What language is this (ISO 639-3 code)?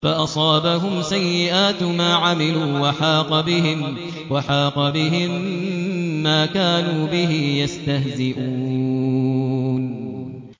ara